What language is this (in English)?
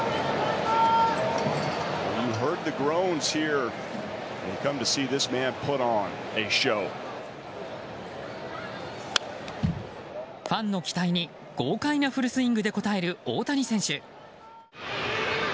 Japanese